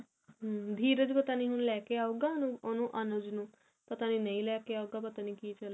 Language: Punjabi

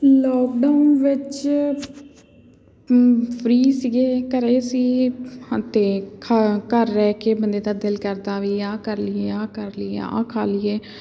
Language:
Punjabi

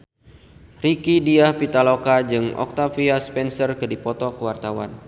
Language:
Sundanese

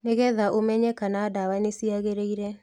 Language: Kikuyu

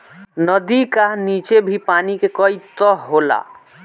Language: Bhojpuri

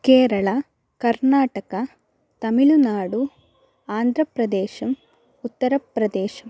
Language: Sanskrit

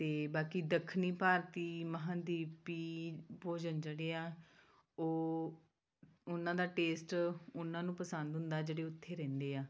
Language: Punjabi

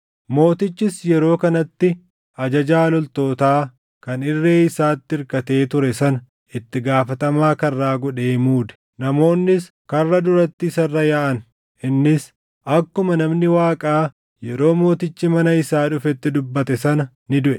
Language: Oromo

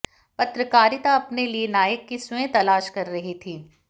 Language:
Hindi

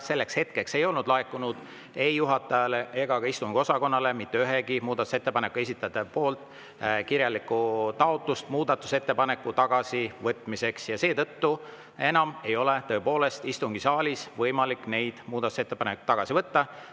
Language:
Estonian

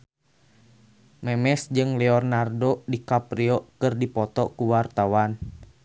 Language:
Sundanese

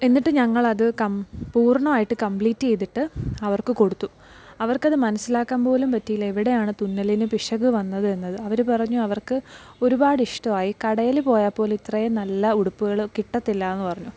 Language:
Malayalam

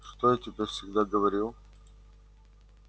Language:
Russian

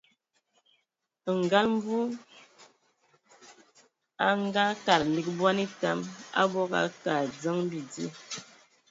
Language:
Ewondo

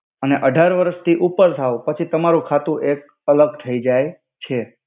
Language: Gujarati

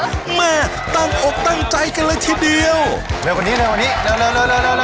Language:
Thai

